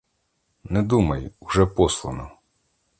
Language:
Ukrainian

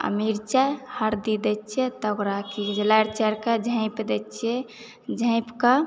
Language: Maithili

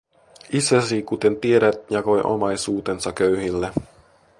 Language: Finnish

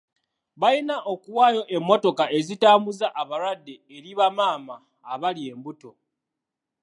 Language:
Ganda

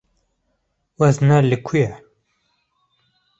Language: Kurdish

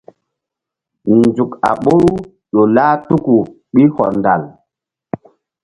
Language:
Mbum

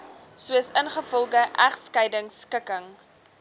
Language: Afrikaans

